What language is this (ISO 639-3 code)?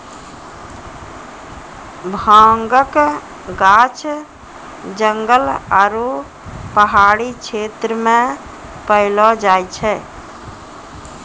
mai